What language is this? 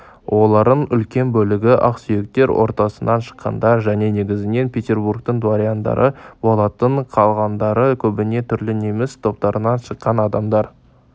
Kazakh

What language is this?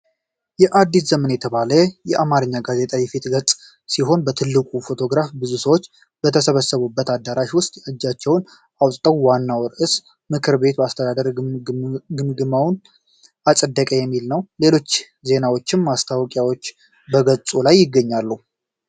Amharic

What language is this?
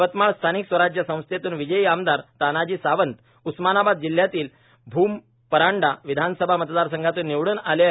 Marathi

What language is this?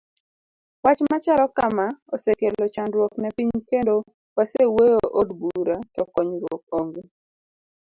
Luo (Kenya and Tanzania)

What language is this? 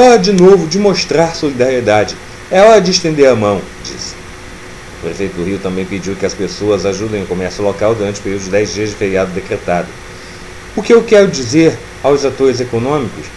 Portuguese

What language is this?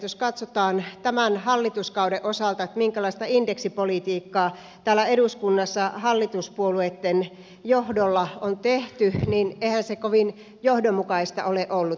Finnish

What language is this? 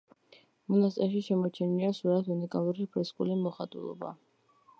Georgian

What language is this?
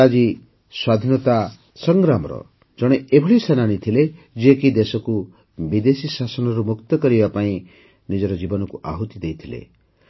Odia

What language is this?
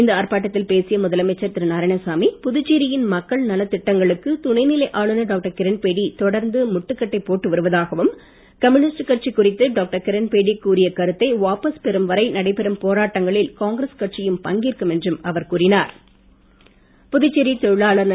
Tamil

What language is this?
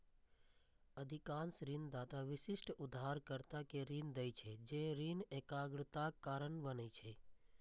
Maithili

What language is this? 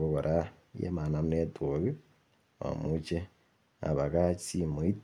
Kalenjin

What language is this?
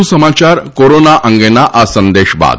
Gujarati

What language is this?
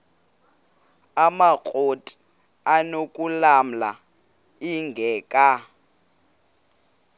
Xhosa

